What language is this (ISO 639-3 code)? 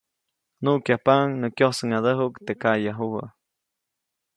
zoc